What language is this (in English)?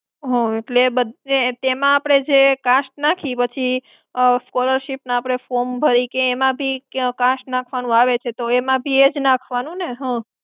Gujarati